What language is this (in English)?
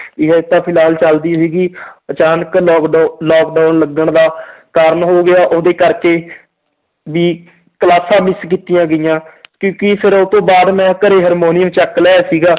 Punjabi